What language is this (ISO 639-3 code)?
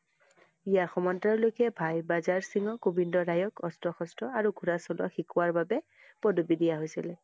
asm